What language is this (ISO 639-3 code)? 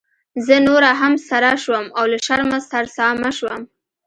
pus